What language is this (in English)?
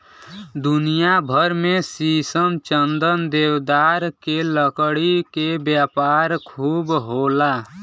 Bhojpuri